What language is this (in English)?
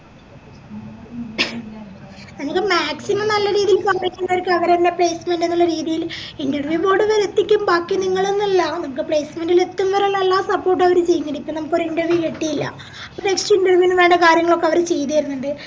Malayalam